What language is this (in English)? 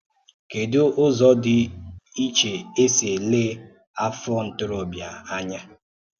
Igbo